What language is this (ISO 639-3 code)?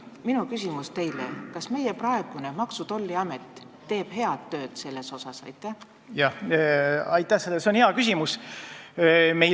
est